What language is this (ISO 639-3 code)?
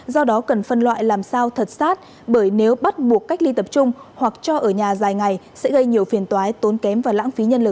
vie